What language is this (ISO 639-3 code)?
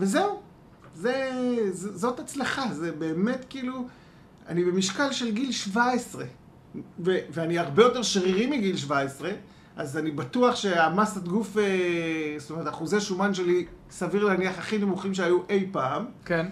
heb